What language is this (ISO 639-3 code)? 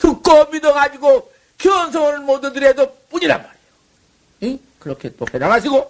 kor